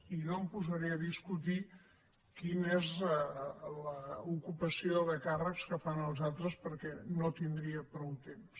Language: Catalan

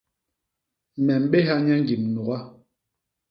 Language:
Basaa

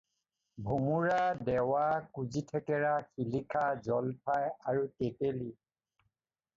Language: Assamese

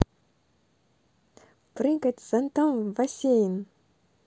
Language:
Russian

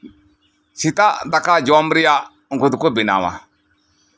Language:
Santali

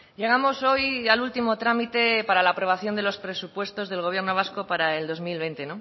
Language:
Spanish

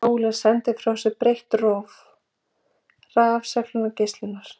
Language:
Icelandic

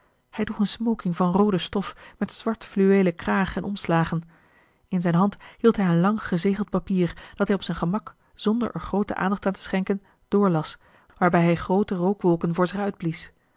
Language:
Dutch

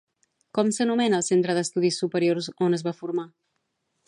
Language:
Catalan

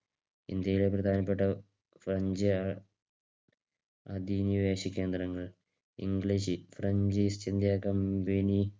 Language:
Malayalam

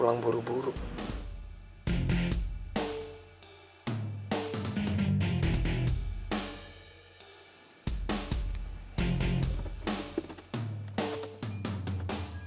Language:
Indonesian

